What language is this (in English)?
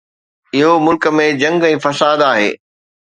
Sindhi